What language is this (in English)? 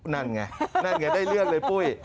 Thai